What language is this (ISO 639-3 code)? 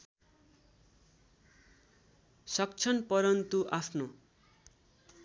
nep